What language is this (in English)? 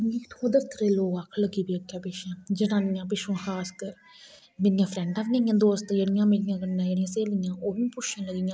Dogri